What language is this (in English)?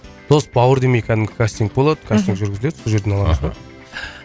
Kazakh